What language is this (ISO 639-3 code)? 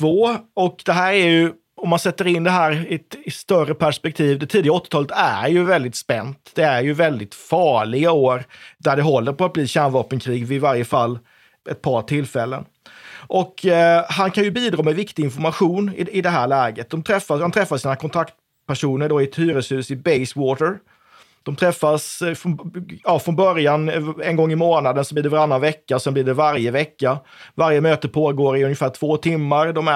swe